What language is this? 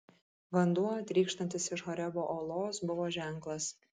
Lithuanian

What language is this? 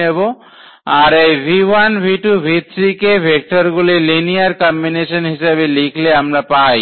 Bangla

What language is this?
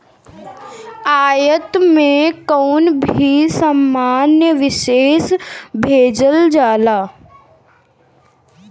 Bhojpuri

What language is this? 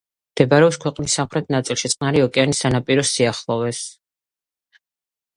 Georgian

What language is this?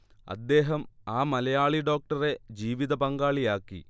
Malayalam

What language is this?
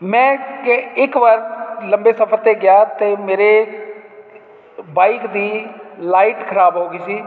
Punjabi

